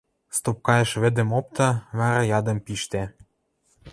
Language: Western Mari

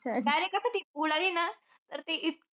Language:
Marathi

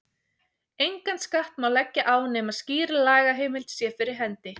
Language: Icelandic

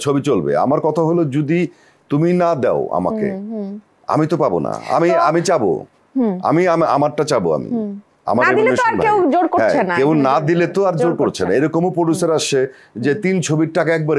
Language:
Romanian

